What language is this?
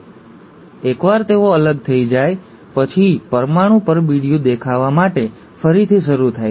Gujarati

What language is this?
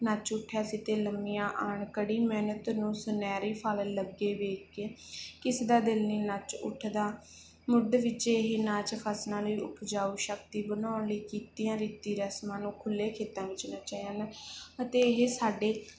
Punjabi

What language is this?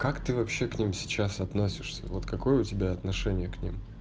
Russian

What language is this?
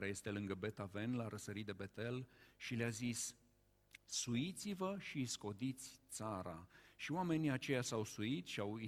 Romanian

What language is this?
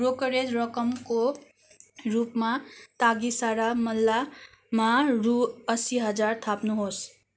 Nepali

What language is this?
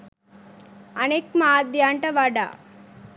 Sinhala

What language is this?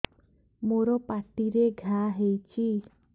Odia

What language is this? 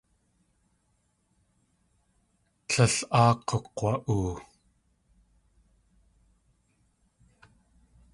Tlingit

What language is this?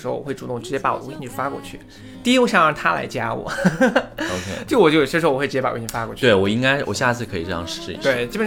Chinese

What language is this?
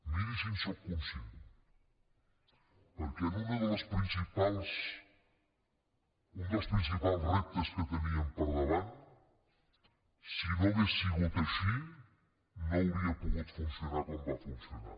Catalan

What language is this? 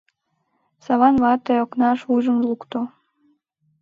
Mari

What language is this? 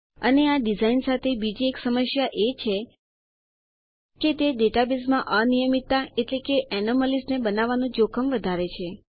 Gujarati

